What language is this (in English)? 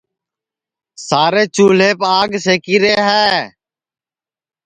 Sansi